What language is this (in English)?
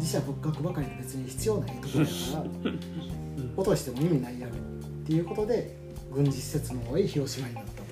Japanese